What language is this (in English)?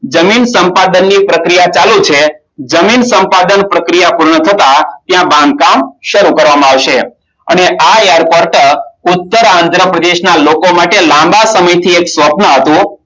Gujarati